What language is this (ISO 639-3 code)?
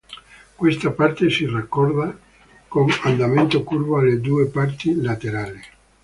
ita